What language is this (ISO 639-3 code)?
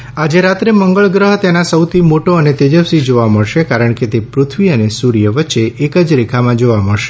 guj